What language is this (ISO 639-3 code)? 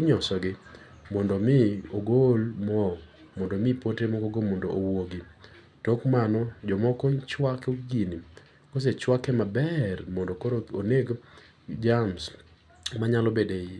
luo